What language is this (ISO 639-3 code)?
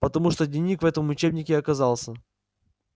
rus